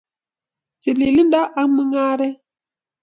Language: Kalenjin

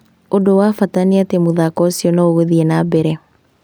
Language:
Kikuyu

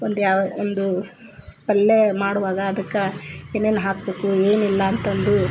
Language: Kannada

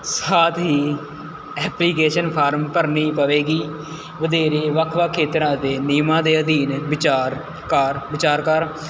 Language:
Punjabi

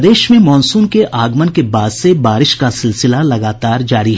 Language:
Hindi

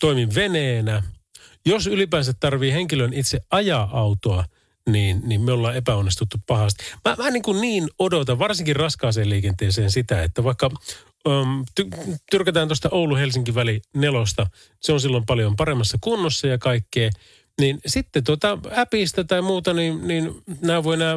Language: Finnish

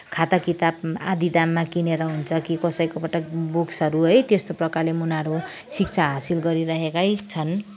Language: Nepali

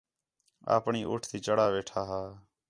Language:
Khetrani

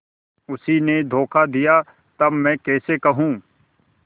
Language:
Hindi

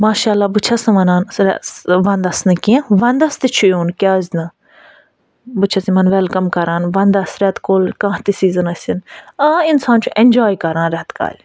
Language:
Kashmiri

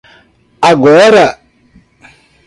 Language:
Portuguese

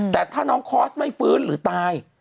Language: Thai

